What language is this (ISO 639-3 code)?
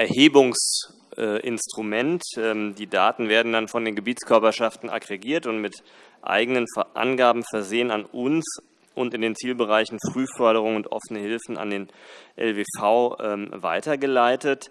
deu